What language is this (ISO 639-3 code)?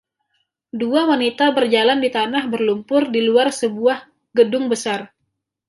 ind